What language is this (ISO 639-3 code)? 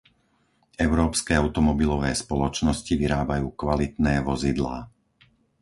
slk